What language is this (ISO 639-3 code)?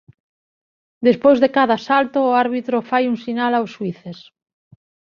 glg